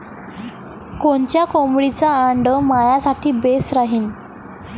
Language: Marathi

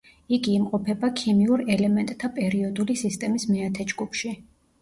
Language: Georgian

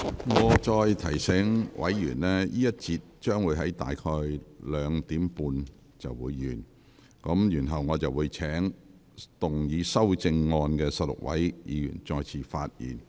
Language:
Cantonese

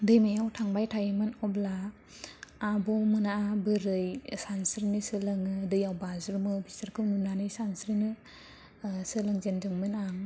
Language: Bodo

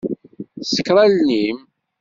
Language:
Kabyle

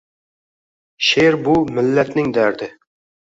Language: Uzbek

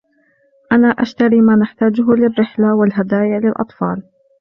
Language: Arabic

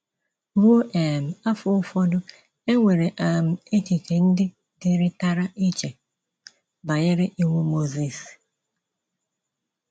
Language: Igbo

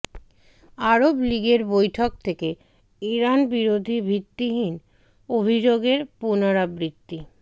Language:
Bangla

